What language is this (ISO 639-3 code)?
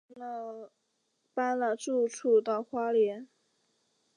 zho